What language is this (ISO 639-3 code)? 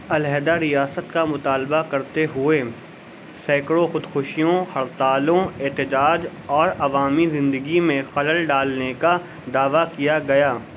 urd